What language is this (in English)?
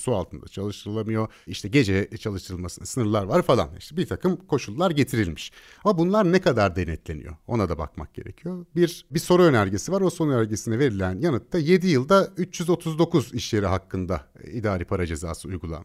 Turkish